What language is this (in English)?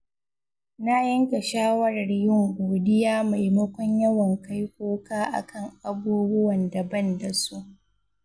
Hausa